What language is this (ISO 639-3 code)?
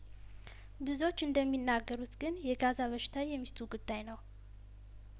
amh